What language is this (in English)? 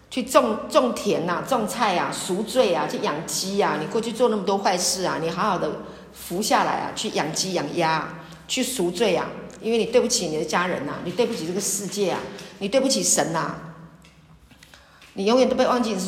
Chinese